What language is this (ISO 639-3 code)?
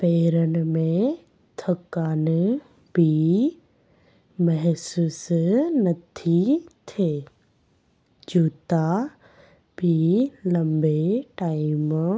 snd